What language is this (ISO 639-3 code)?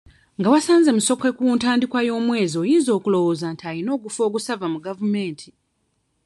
lug